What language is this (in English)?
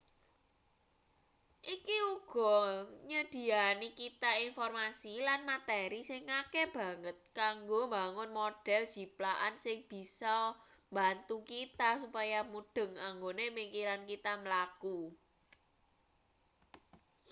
Javanese